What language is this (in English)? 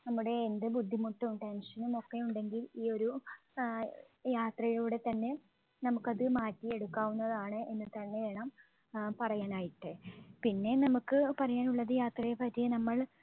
Malayalam